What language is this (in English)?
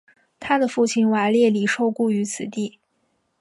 Chinese